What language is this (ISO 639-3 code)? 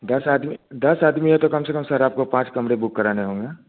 hin